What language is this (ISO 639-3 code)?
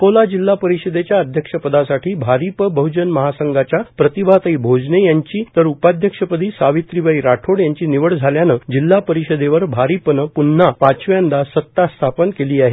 mar